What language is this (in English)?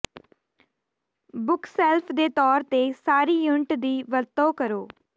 Punjabi